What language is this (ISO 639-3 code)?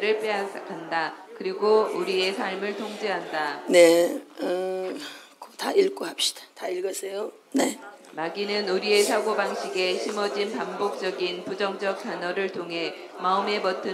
kor